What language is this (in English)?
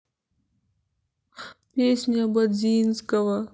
Russian